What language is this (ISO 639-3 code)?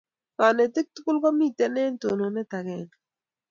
kln